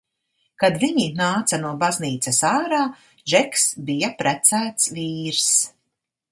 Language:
Latvian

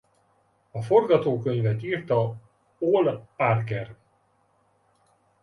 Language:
Hungarian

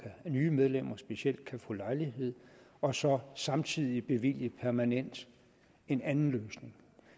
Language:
Danish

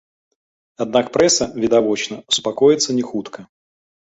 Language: Belarusian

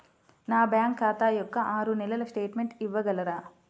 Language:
Telugu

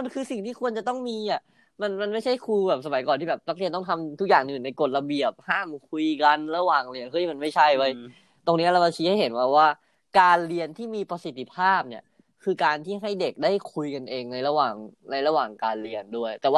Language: Thai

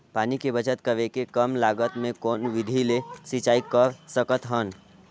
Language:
Chhattisgarhi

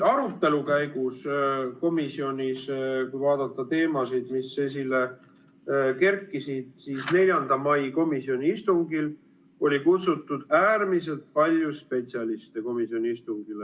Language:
Estonian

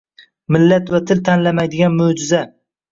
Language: Uzbek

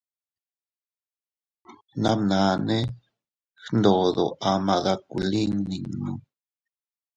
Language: Teutila Cuicatec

